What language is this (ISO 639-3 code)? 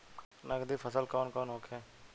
bho